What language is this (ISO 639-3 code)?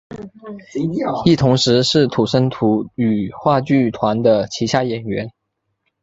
zho